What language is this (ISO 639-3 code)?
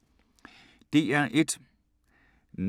dan